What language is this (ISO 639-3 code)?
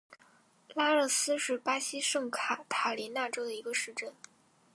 zho